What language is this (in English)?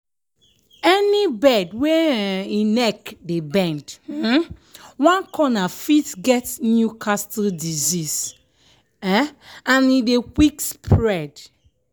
Nigerian Pidgin